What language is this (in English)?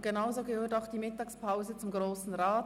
Swiss German